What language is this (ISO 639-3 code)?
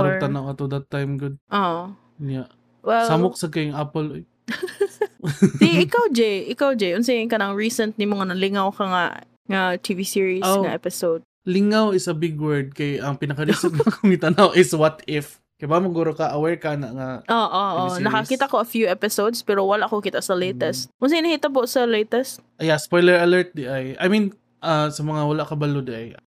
fil